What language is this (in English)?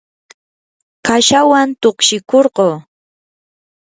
Yanahuanca Pasco Quechua